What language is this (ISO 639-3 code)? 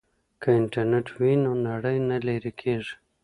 pus